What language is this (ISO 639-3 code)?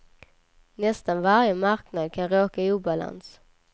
swe